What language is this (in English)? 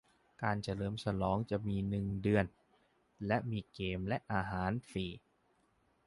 Thai